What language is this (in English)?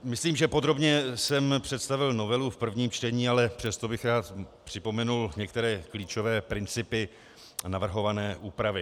Czech